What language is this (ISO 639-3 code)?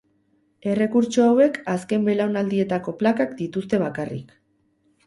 eus